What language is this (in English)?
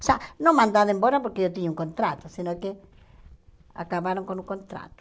Portuguese